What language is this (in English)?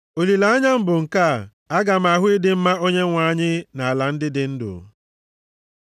Igbo